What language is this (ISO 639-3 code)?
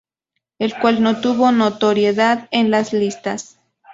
spa